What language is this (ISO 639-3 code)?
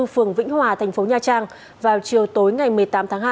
vie